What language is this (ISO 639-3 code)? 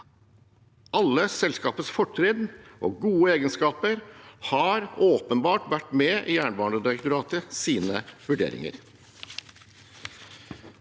nor